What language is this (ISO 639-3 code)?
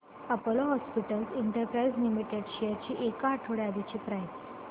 mar